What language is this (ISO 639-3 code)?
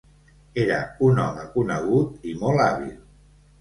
cat